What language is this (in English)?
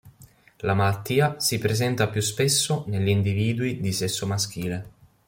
Italian